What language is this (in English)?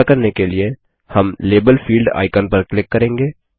Hindi